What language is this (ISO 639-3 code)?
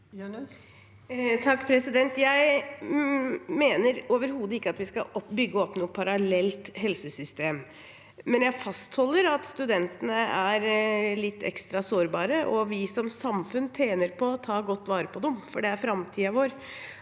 nor